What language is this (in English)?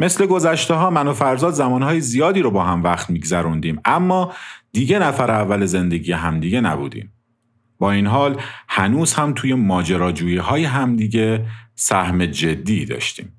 Persian